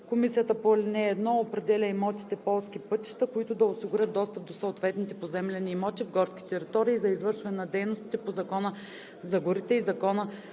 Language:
Bulgarian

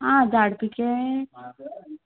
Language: Konkani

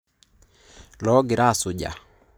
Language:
Masai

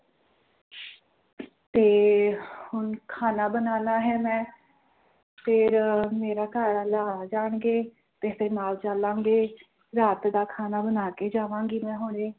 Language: Punjabi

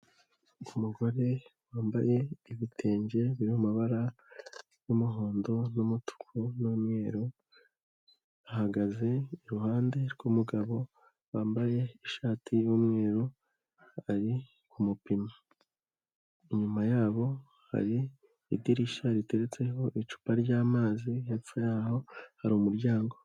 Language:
Kinyarwanda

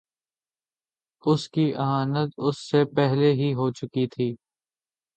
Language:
Urdu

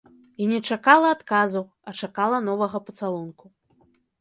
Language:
Belarusian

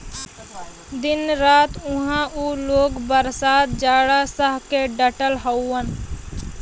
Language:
Bhojpuri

